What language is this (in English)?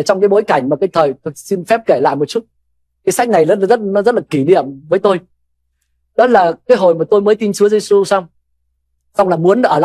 Vietnamese